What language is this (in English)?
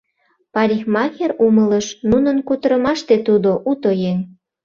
Mari